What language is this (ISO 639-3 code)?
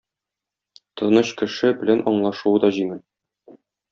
tat